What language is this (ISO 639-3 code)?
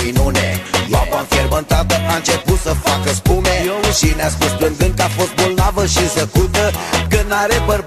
ron